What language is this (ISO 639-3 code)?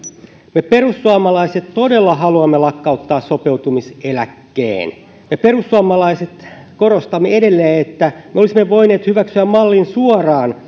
fin